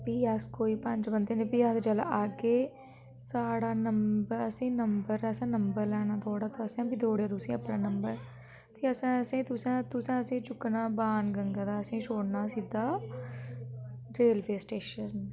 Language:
Dogri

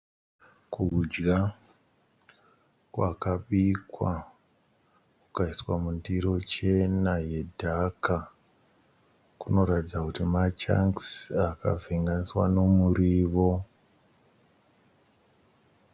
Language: Shona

